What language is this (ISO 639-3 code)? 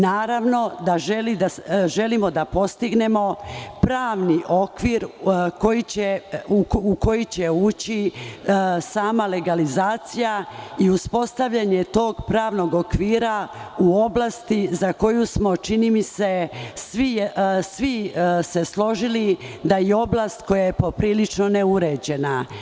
srp